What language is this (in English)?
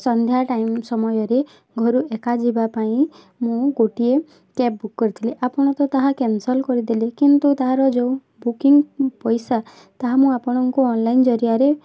Odia